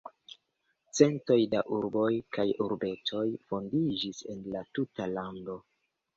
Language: Esperanto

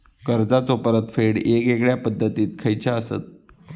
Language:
Marathi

